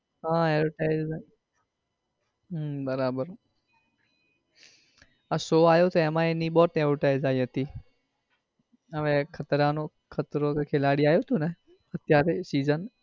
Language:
Gujarati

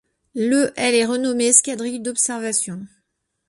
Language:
French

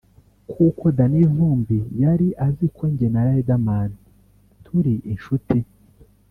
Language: Kinyarwanda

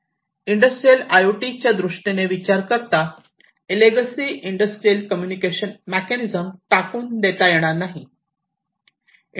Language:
Marathi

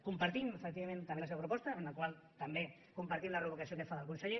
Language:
Catalan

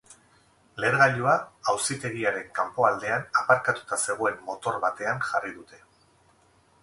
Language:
Basque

